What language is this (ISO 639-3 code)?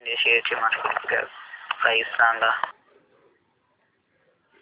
mar